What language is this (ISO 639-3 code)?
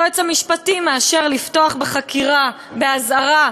heb